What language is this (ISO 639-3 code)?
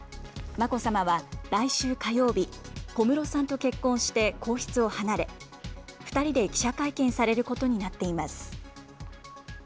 jpn